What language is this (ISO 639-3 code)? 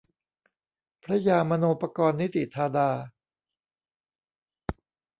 tha